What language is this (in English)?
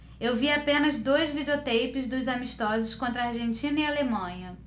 Portuguese